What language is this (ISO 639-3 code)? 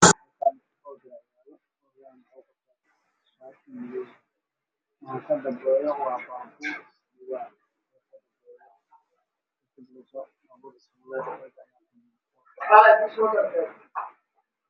som